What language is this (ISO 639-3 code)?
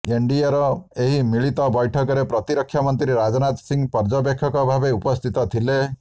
ori